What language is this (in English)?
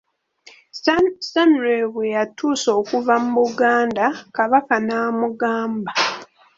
Ganda